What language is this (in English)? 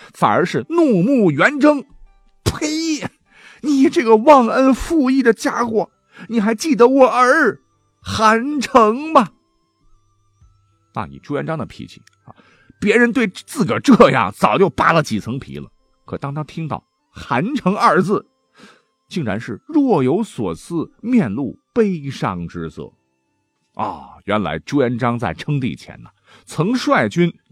Chinese